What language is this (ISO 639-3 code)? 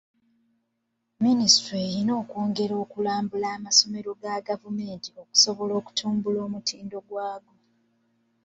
lug